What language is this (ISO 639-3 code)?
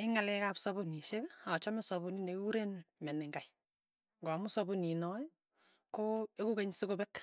tuy